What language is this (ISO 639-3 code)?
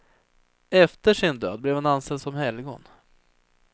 swe